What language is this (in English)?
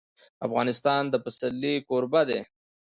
Pashto